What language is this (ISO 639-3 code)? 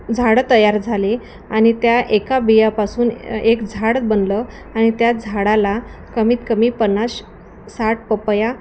mar